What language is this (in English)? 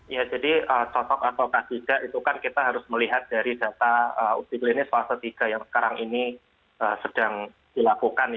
Indonesian